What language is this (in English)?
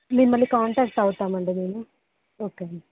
Telugu